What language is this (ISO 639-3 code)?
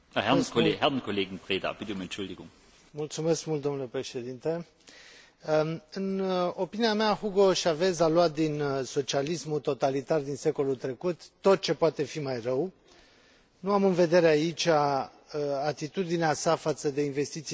ron